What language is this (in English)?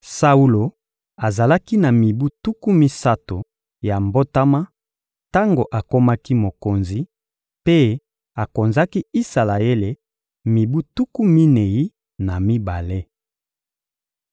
Lingala